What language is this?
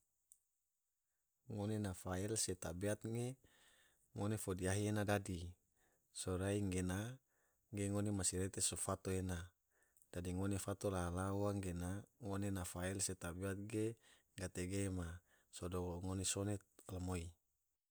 Tidore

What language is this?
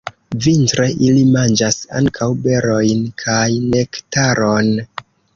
Esperanto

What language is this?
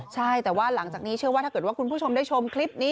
Thai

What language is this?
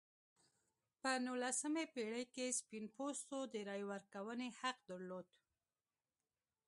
Pashto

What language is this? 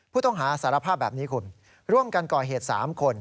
Thai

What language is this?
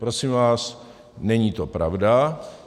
Czech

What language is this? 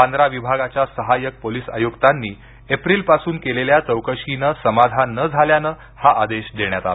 Marathi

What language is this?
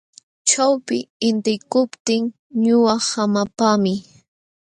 Jauja Wanca Quechua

